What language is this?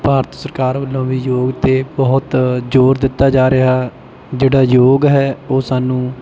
Punjabi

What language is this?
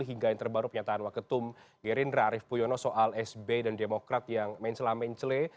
Indonesian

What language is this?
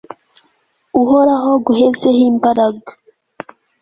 Kinyarwanda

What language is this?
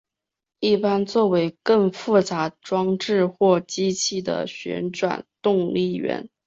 Chinese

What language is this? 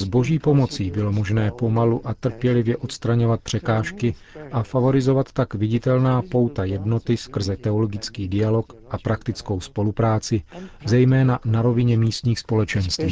Czech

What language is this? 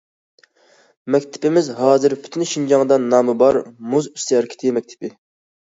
Uyghur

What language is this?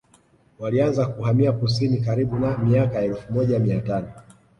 Swahili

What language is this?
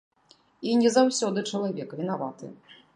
Belarusian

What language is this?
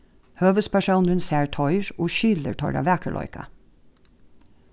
Faroese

